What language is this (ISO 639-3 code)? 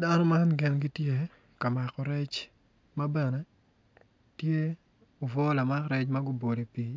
ach